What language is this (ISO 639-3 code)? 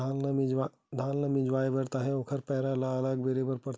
hne